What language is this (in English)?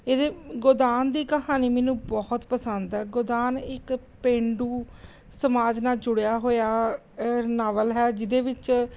Punjabi